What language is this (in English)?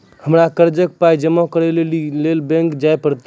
Maithili